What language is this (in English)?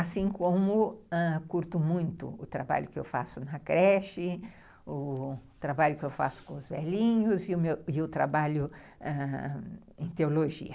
Portuguese